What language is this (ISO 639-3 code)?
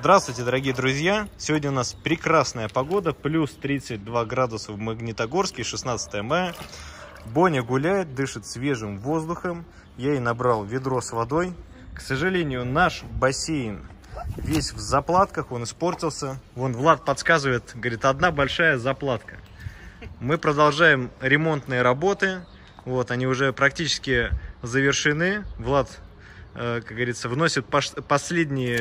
rus